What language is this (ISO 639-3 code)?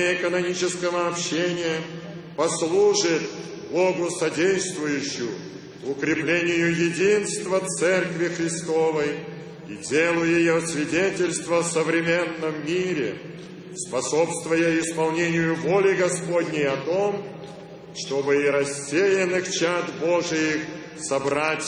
rus